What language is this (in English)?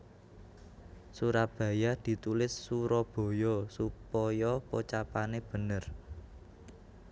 Javanese